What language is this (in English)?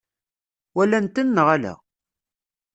Kabyle